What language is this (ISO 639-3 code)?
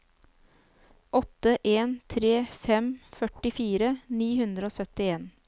nor